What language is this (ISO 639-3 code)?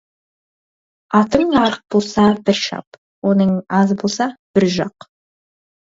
kaz